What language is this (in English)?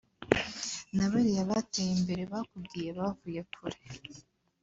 Kinyarwanda